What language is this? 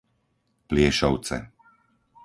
Slovak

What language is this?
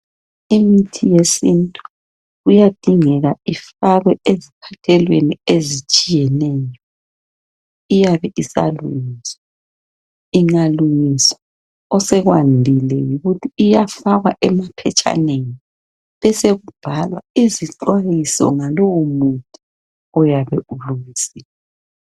North Ndebele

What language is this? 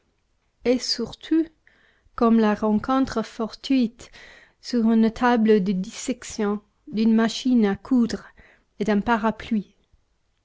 French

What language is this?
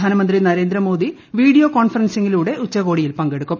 Malayalam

